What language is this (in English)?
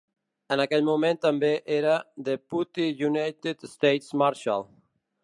Catalan